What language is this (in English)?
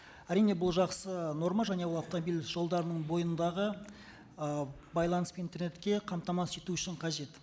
Kazakh